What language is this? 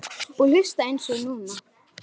Icelandic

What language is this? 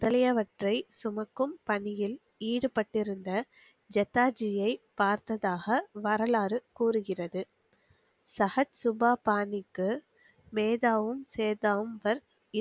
Tamil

